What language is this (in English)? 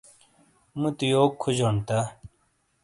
Shina